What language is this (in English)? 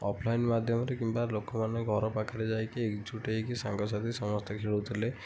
Odia